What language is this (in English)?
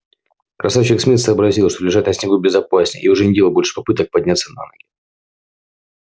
Russian